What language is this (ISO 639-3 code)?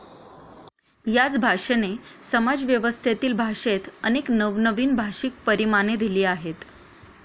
mar